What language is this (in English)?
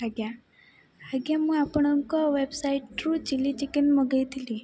Odia